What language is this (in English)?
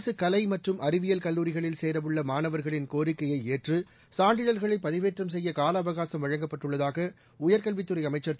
Tamil